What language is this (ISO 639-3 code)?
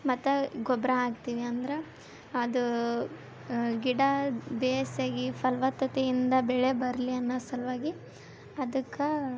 kan